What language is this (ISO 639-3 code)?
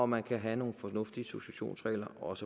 dan